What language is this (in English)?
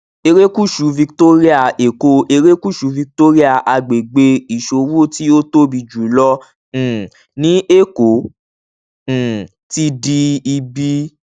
Yoruba